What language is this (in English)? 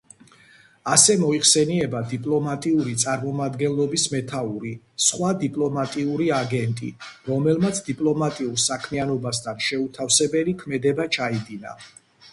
Georgian